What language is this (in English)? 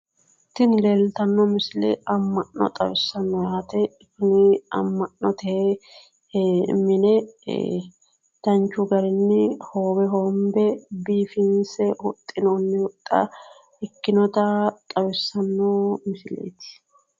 Sidamo